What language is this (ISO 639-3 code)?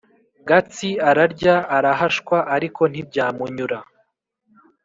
kin